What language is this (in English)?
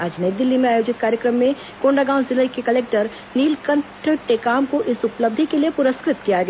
Hindi